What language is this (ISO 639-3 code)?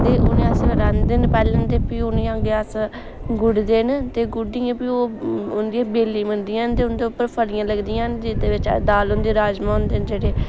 doi